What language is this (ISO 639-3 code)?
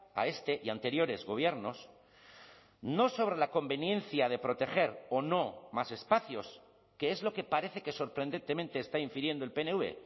spa